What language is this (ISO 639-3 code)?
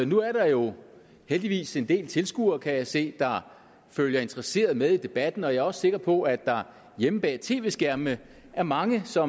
dan